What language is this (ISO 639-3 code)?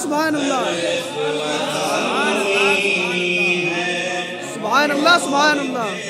ara